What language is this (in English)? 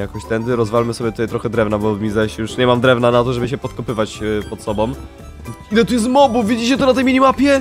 Polish